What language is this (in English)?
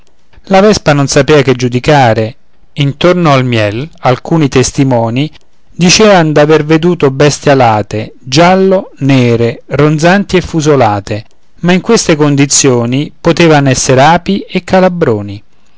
Italian